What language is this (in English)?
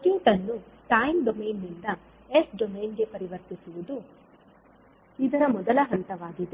Kannada